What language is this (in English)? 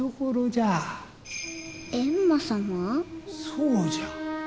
Japanese